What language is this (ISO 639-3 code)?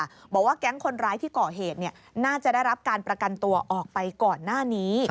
tha